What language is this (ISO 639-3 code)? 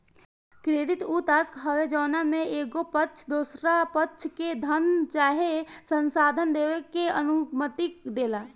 bho